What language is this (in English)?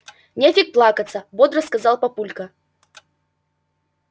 Russian